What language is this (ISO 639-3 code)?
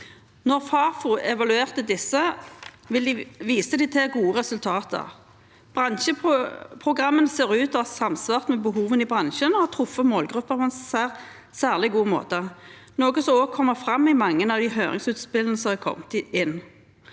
nor